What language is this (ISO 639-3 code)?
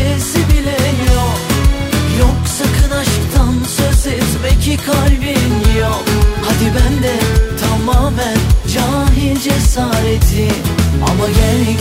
tur